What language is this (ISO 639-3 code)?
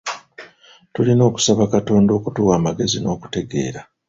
lug